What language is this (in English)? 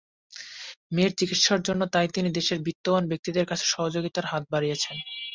Bangla